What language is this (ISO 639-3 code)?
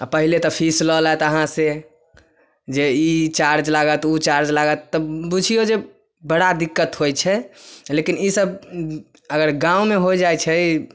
mai